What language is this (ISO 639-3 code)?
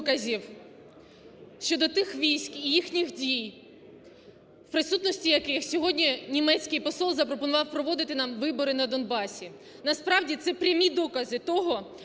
ukr